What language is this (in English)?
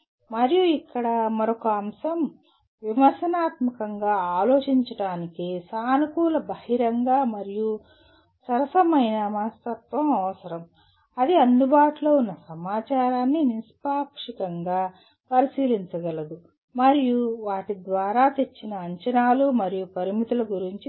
Telugu